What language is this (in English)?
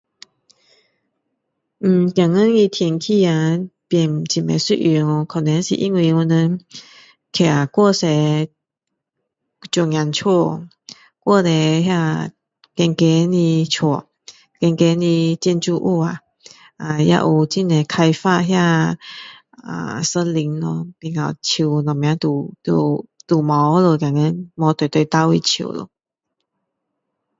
Min Dong Chinese